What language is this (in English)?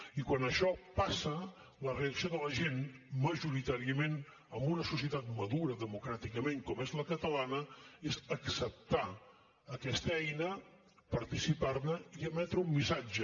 Catalan